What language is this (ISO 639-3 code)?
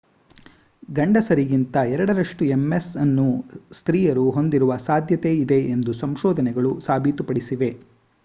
kan